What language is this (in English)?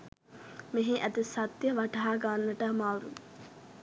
Sinhala